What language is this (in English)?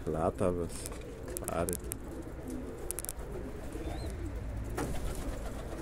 Polish